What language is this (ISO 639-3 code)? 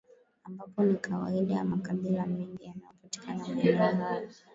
swa